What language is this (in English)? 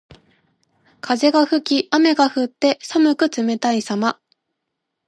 Japanese